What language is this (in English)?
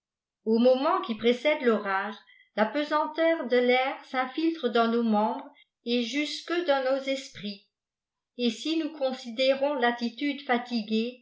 French